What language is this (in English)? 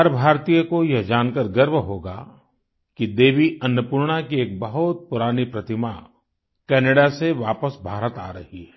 Hindi